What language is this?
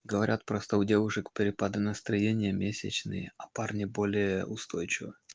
Russian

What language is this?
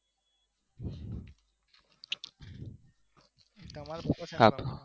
Gujarati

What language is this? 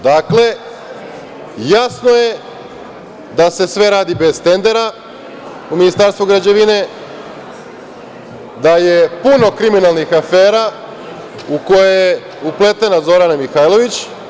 Serbian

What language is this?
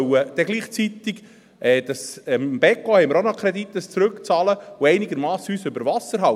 Swiss German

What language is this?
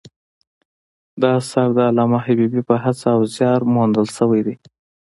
Pashto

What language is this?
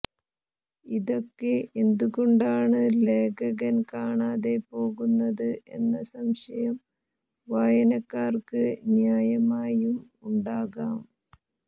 Malayalam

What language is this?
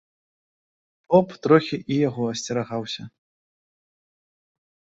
Belarusian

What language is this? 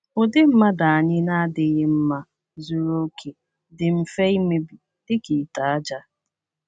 Igbo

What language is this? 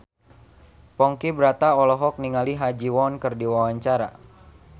Sundanese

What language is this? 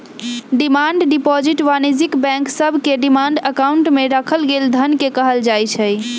Magahi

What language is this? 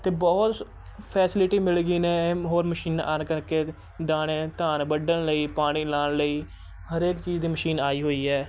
Punjabi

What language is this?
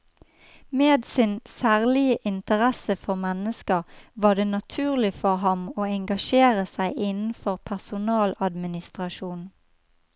Norwegian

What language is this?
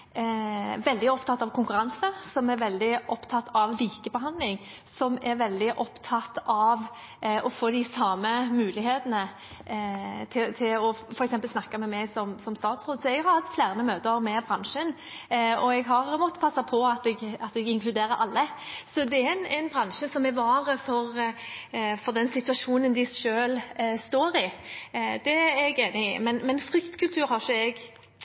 Norwegian Bokmål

